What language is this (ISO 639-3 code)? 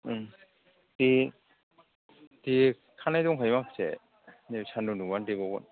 brx